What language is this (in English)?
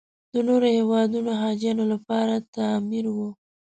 Pashto